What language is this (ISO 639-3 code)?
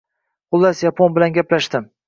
uzb